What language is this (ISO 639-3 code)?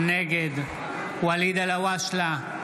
heb